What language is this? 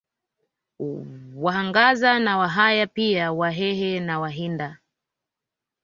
Swahili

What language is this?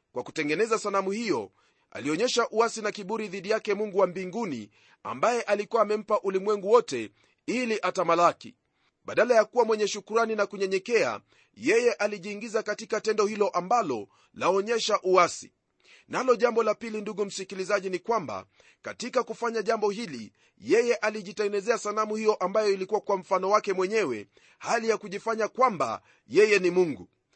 Swahili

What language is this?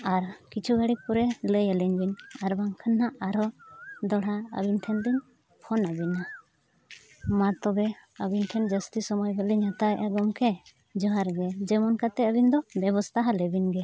Santali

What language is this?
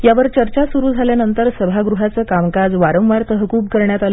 Marathi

